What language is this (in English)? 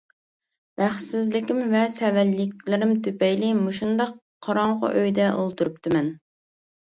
Uyghur